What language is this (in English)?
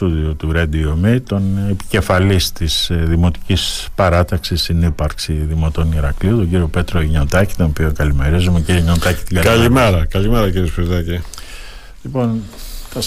Greek